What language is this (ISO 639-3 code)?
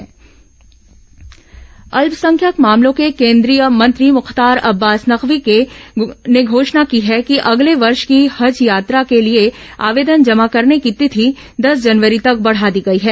hin